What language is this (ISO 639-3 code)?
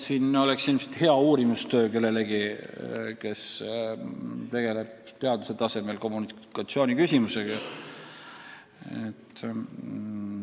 est